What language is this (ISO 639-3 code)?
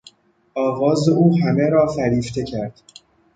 fas